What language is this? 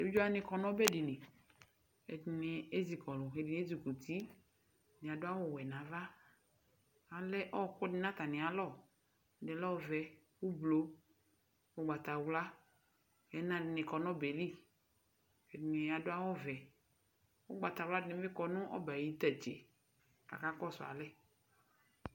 Ikposo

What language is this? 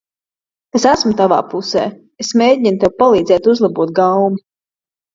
Latvian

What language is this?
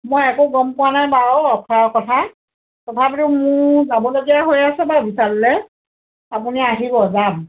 Assamese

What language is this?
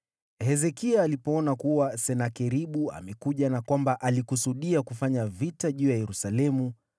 Swahili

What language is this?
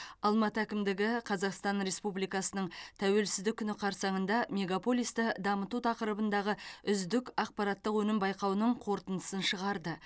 Kazakh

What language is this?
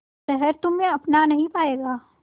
Hindi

